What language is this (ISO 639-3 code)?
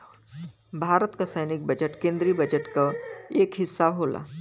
bho